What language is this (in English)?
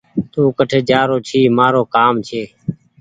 Goaria